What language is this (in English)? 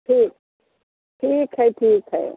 Maithili